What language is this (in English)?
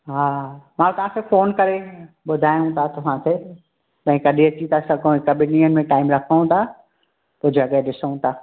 Sindhi